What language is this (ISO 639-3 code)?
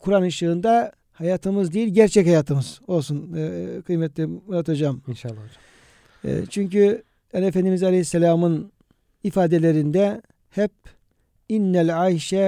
tur